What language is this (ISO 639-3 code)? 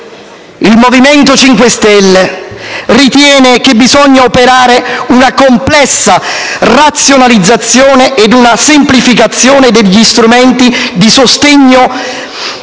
ita